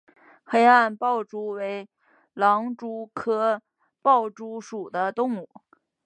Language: Chinese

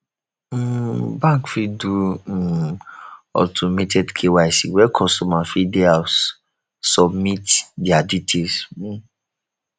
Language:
Nigerian Pidgin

